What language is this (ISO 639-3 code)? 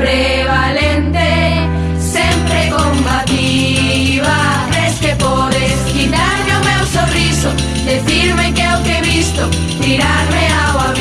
ita